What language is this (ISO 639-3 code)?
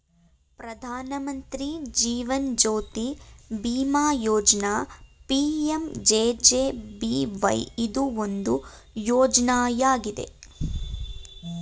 kan